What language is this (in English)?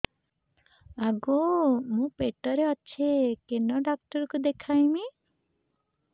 Odia